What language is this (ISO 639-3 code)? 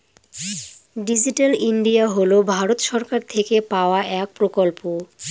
ben